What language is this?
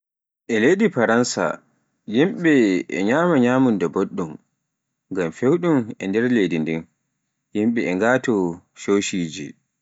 Pular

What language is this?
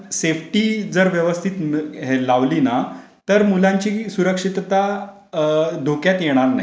Marathi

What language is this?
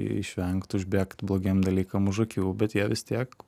Lithuanian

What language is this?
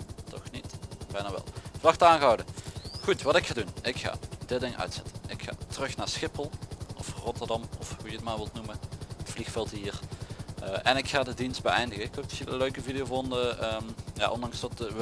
Dutch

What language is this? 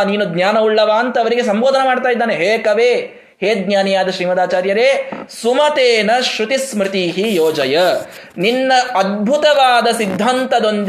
Kannada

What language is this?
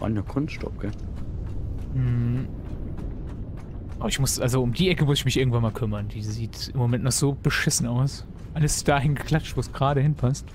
German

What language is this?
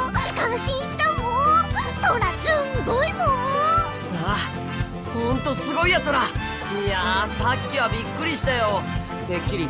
Japanese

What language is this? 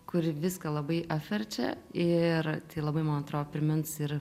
Lithuanian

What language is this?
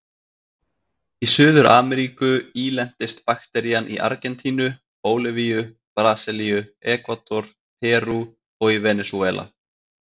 Icelandic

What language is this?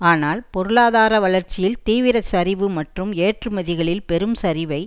Tamil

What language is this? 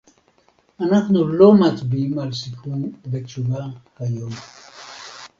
Hebrew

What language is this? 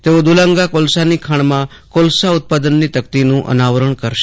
Gujarati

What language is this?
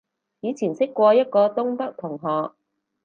Cantonese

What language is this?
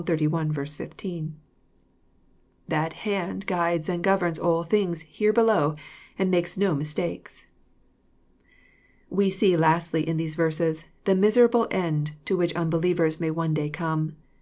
English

